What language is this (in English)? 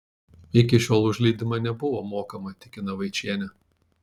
Lithuanian